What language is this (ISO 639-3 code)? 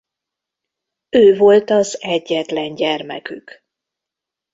hun